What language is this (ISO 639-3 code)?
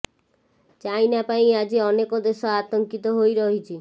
ori